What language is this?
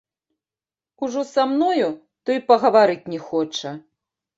Belarusian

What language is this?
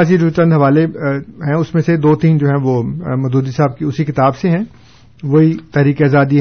Urdu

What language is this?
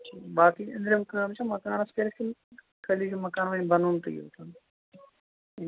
Kashmiri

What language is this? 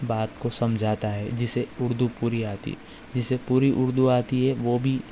Urdu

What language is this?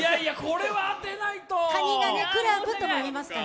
Japanese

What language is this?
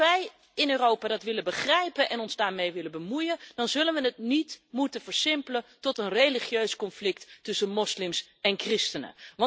Dutch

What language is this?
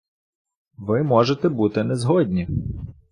Ukrainian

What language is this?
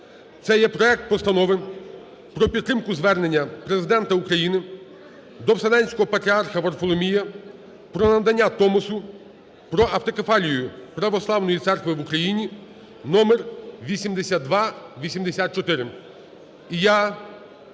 Ukrainian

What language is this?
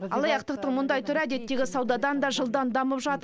Kazakh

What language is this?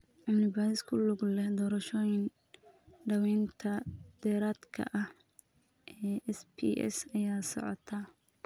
Somali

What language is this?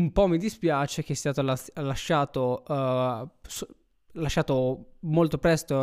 Italian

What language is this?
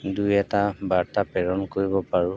Assamese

